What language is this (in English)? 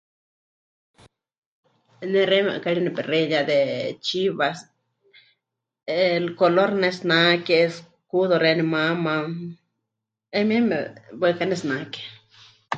Huichol